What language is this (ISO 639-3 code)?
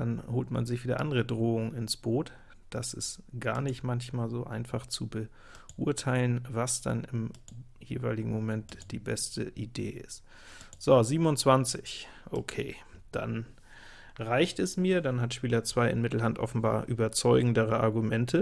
deu